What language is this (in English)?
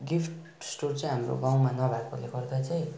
Nepali